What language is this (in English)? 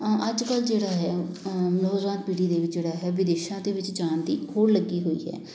Punjabi